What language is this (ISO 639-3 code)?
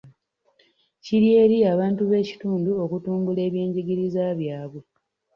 lug